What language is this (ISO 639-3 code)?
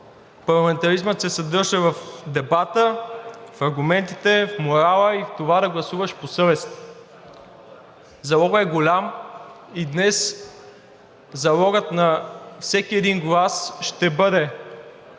bul